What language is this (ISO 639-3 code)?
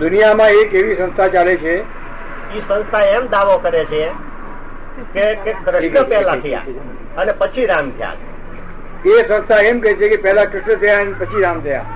guj